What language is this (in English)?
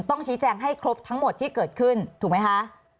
Thai